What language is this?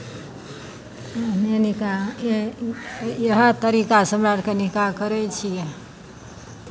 Maithili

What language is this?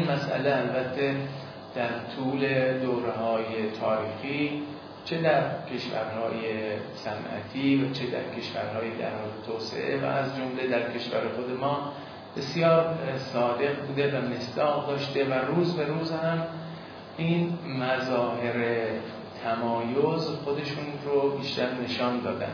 Persian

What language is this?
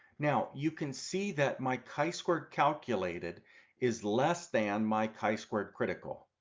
English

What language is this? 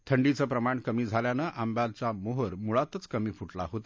Marathi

